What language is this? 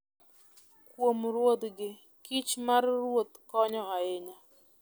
Luo (Kenya and Tanzania)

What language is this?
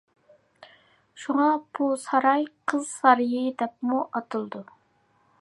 Uyghur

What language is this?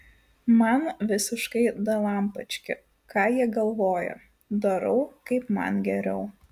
Lithuanian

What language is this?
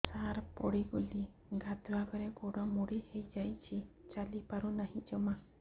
Odia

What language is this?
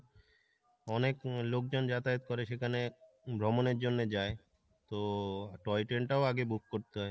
Bangla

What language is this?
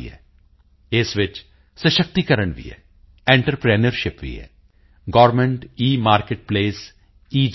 Punjabi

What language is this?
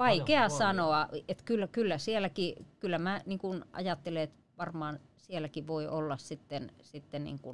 Finnish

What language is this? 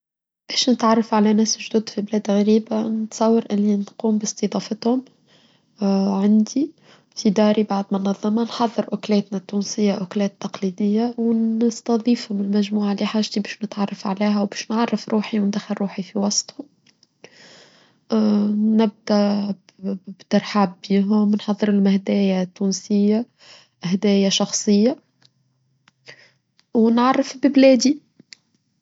Tunisian Arabic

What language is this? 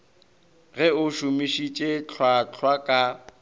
Northern Sotho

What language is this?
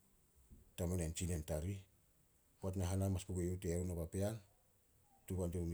Solos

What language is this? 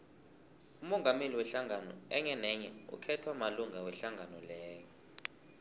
South Ndebele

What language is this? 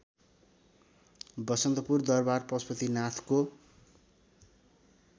Nepali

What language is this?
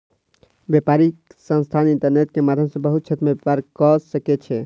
Maithili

